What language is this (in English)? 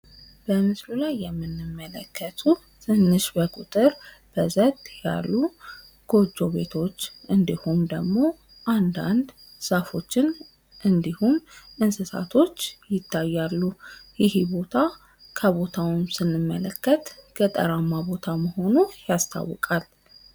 Amharic